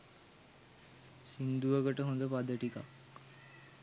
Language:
Sinhala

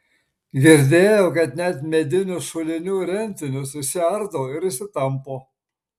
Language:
Lithuanian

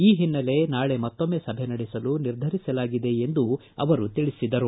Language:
Kannada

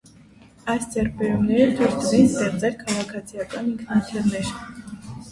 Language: Armenian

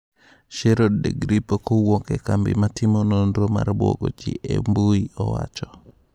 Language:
Luo (Kenya and Tanzania)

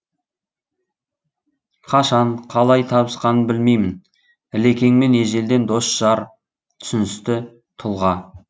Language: Kazakh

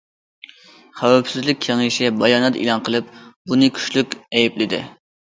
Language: Uyghur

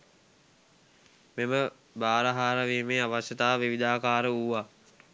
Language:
Sinhala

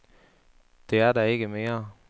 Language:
Danish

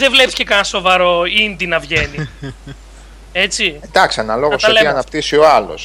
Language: Greek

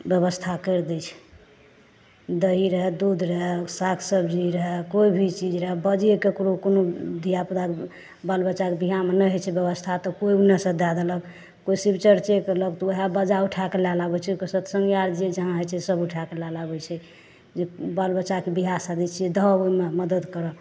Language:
Maithili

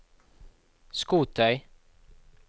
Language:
Norwegian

